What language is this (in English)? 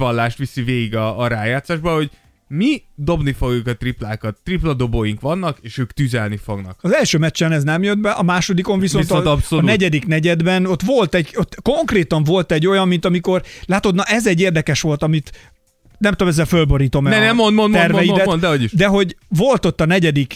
Hungarian